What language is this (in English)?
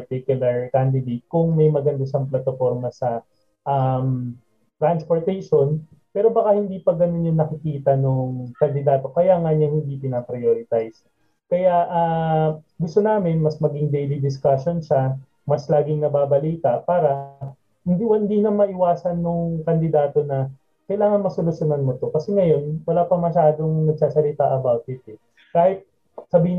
Filipino